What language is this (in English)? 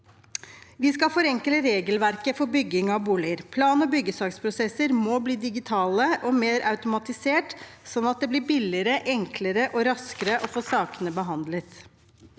Norwegian